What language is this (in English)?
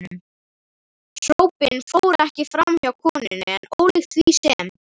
Icelandic